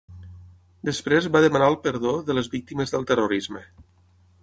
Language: Catalan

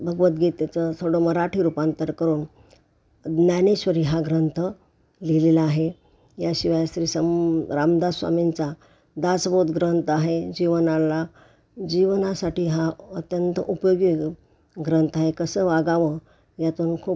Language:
Marathi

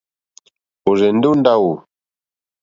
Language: Mokpwe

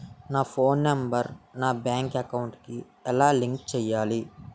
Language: Telugu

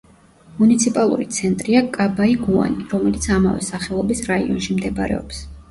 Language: Georgian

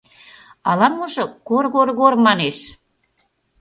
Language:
Mari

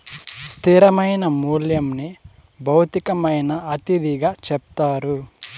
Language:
Telugu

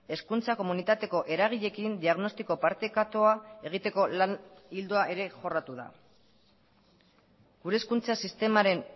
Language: Basque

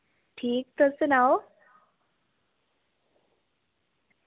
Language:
Dogri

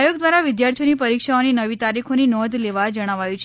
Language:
Gujarati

